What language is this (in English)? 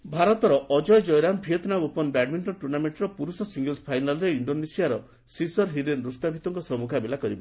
Odia